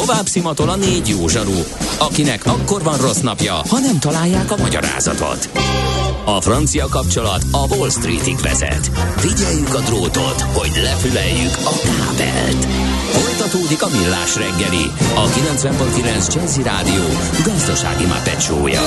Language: Hungarian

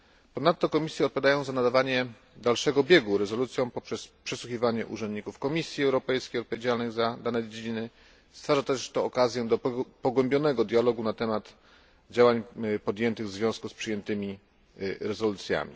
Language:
Polish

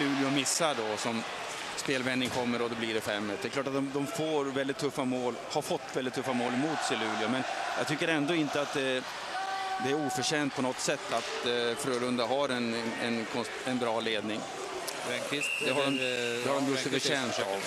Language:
Swedish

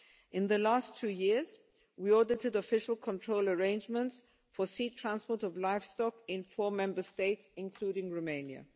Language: English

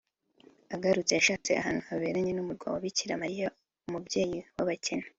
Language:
Kinyarwanda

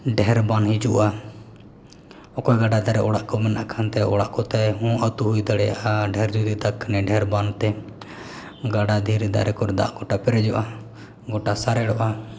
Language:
Santali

